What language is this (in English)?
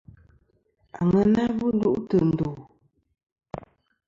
Kom